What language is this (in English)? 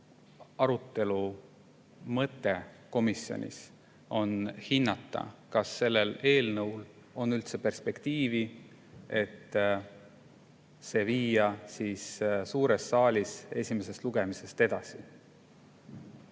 Estonian